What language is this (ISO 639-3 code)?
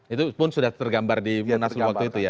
ind